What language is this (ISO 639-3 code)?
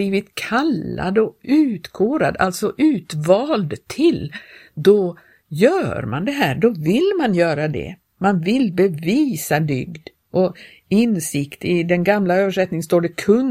swe